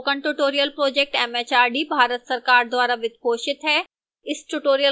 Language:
Hindi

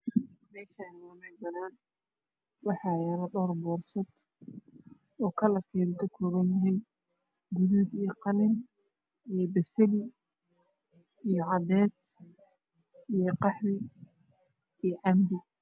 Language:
Somali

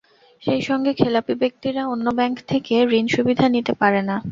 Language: Bangla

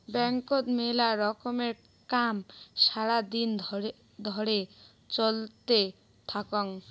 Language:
Bangla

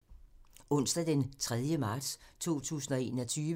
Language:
Danish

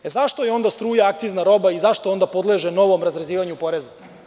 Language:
Serbian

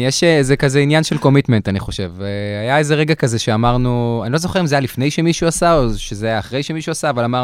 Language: Hebrew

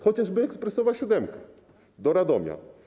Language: Polish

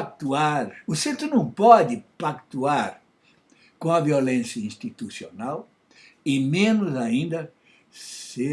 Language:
Portuguese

